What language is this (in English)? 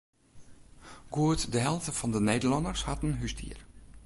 Western Frisian